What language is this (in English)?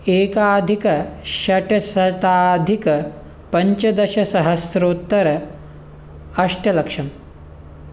Sanskrit